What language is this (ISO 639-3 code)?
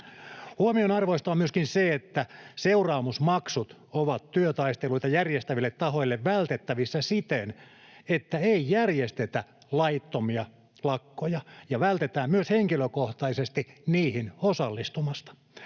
fin